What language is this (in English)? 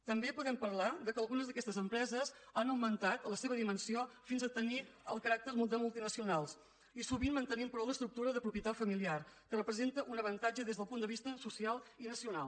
Catalan